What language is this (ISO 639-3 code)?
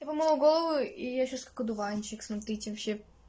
rus